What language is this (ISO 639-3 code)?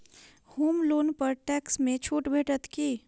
mai